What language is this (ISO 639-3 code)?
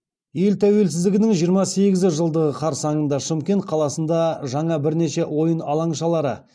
kaz